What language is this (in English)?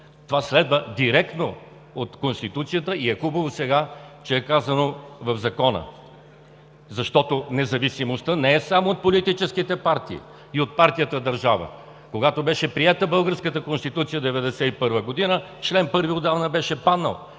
Bulgarian